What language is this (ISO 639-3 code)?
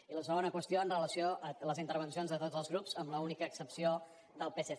cat